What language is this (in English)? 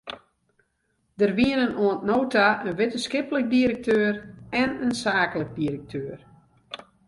Western Frisian